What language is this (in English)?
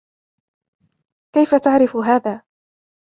Arabic